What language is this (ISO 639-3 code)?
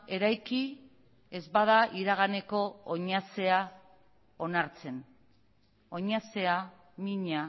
eus